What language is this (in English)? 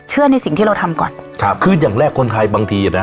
Thai